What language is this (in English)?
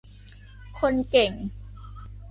Thai